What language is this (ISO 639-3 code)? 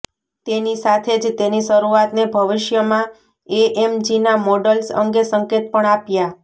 guj